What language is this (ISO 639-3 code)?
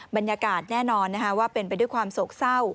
tha